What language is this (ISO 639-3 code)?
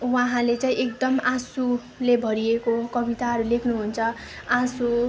nep